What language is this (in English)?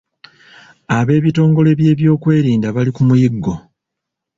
Ganda